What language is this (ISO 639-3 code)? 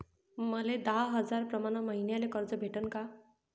mar